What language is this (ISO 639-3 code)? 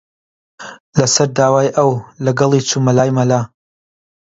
ckb